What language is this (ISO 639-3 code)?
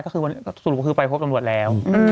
tha